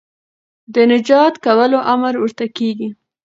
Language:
Pashto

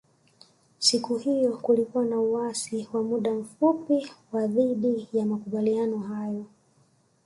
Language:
Swahili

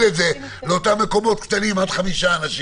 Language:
Hebrew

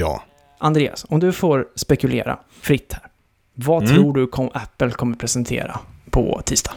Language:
Swedish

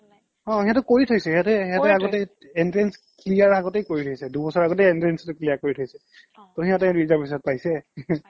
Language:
Assamese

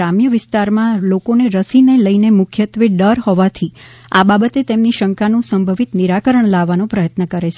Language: Gujarati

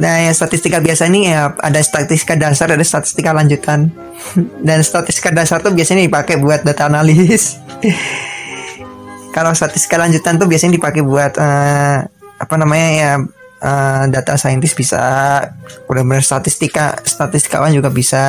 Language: Indonesian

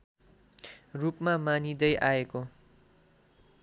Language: Nepali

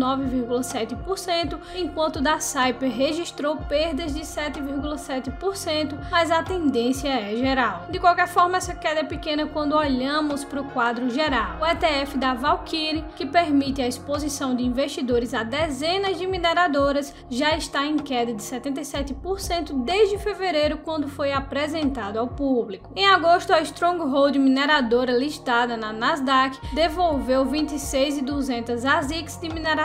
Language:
Portuguese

